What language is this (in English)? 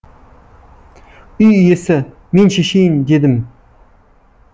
Kazakh